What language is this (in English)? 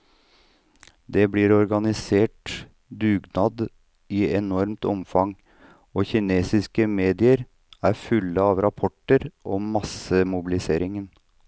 Norwegian